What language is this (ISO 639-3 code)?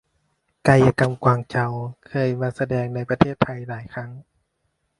tha